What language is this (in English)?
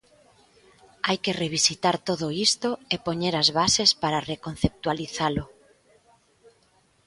Galician